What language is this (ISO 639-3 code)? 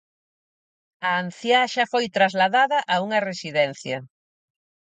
glg